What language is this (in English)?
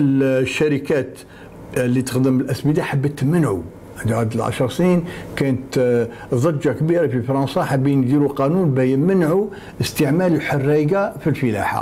Arabic